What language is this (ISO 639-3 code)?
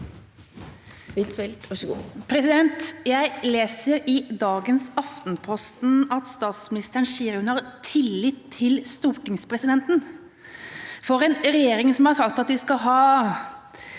nor